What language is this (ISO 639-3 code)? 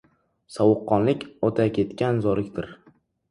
uzb